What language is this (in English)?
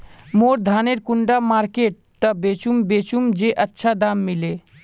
Magahi